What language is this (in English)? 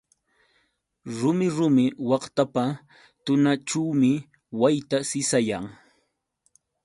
Yauyos Quechua